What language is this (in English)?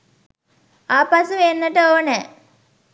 Sinhala